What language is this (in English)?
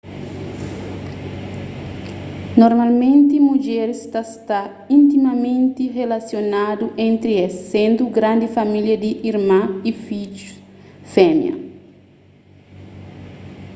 Kabuverdianu